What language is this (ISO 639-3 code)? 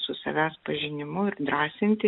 lit